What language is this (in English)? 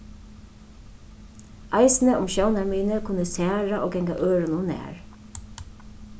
Faroese